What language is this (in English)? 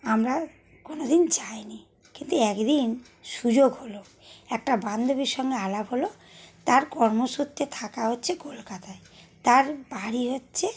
Bangla